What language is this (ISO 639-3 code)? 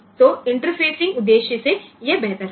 guj